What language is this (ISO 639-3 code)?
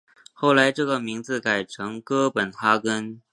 zho